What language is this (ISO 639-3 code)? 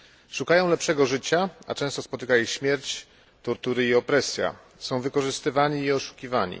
pol